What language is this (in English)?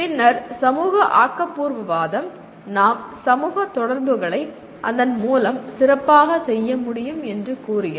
Tamil